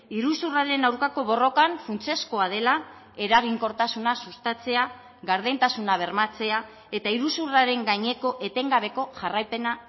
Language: Basque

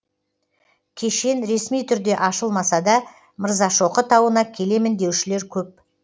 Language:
Kazakh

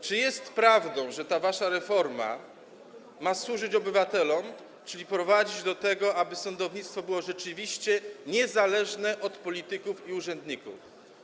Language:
Polish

